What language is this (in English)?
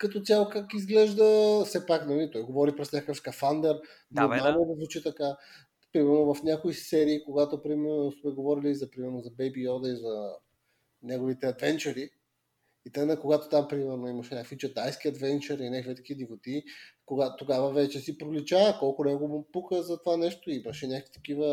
Bulgarian